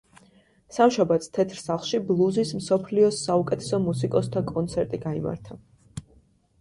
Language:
Georgian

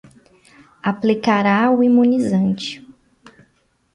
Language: Portuguese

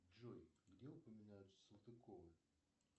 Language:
Russian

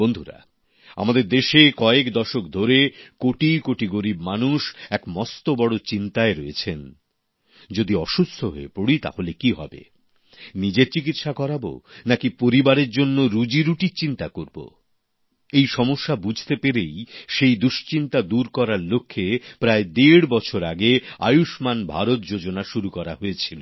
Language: Bangla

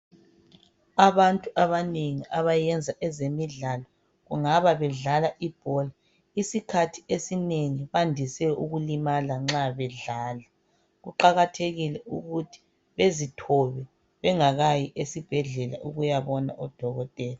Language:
North Ndebele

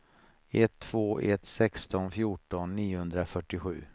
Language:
Swedish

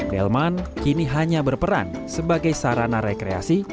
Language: Indonesian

